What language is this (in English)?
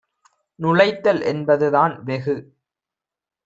Tamil